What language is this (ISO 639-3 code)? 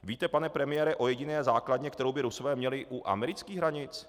ces